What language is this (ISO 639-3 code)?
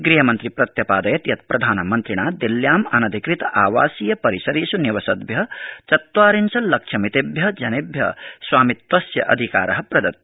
san